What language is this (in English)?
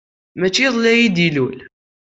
Kabyle